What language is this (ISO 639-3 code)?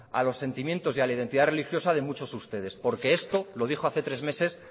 spa